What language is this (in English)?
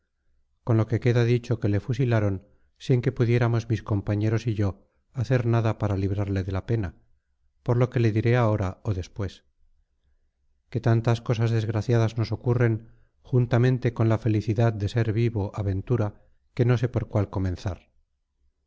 Spanish